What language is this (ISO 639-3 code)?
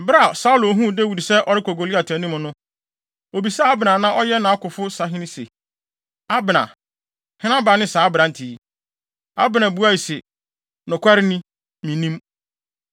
aka